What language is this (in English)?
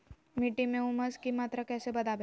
Magahi